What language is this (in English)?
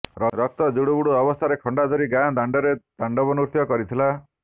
Odia